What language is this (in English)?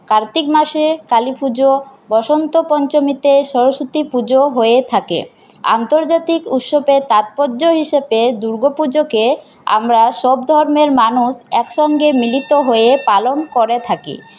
Bangla